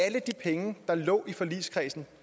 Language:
Danish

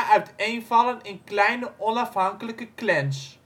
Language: Dutch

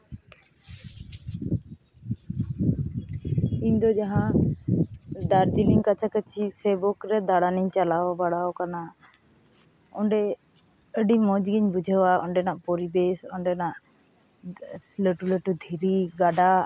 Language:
Santali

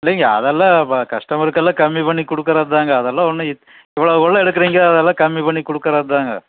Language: Tamil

